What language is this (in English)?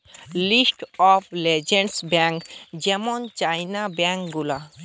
Bangla